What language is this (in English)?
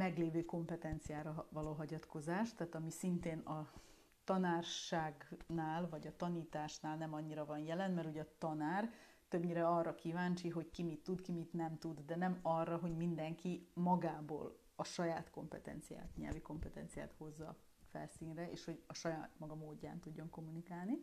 Hungarian